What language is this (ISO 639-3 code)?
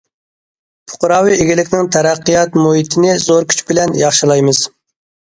uig